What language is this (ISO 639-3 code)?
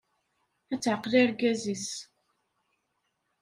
kab